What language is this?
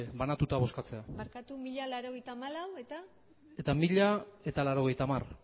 Basque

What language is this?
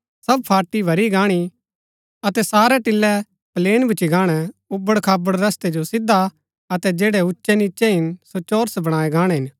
Gaddi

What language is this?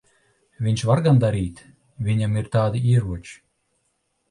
Latvian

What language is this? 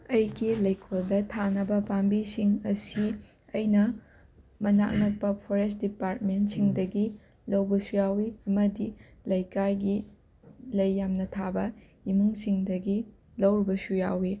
Manipuri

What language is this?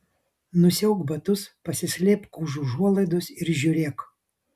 Lithuanian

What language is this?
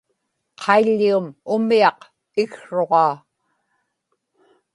Inupiaq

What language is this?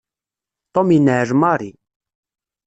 Kabyle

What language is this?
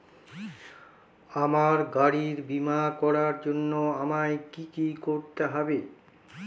Bangla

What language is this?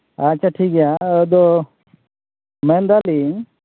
Santali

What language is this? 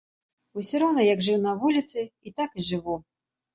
Belarusian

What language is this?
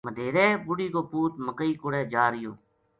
Gujari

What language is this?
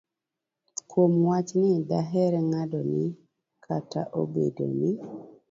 Luo (Kenya and Tanzania)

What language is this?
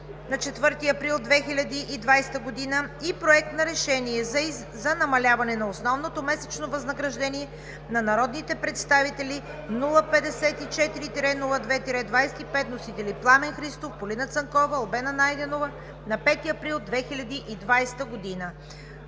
Bulgarian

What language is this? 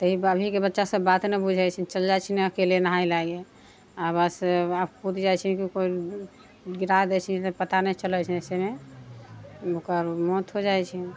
Maithili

